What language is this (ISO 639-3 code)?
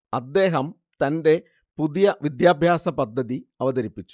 mal